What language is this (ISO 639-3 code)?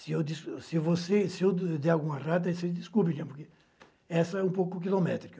por